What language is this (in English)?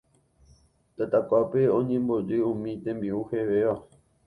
Guarani